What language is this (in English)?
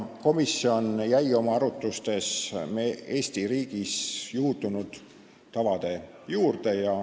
Estonian